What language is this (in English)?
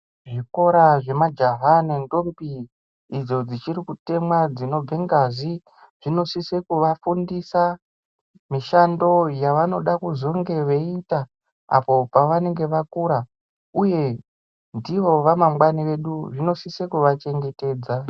Ndau